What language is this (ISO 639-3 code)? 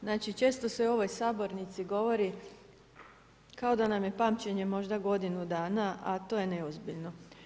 hrv